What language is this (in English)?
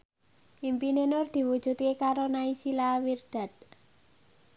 Javanese